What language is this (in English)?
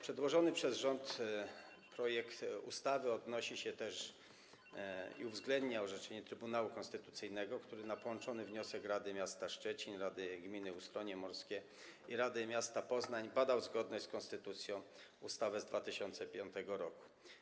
Polish